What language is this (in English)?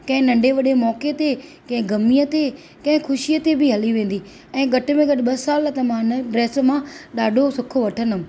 Sindhi